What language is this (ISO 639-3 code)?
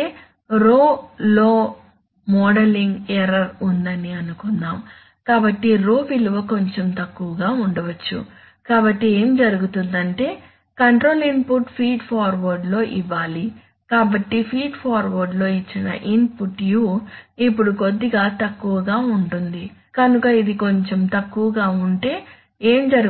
tel